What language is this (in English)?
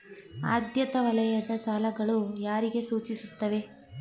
Kannada